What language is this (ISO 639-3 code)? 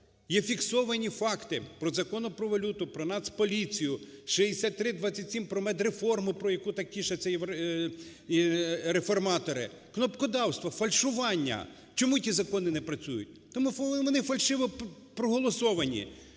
ukr